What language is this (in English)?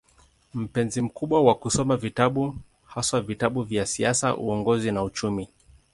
Swahili